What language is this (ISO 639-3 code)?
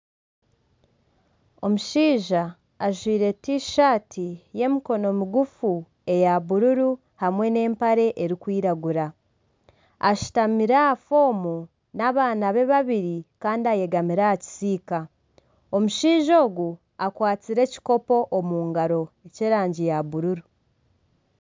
nyn